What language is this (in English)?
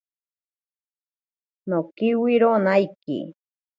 Ashéninka Perené